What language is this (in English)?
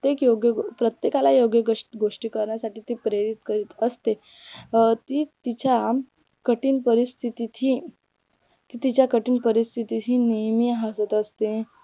Marathi